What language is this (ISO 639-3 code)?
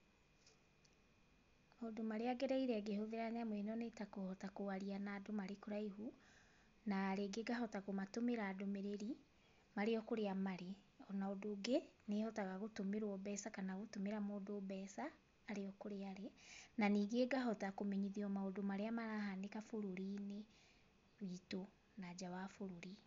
kik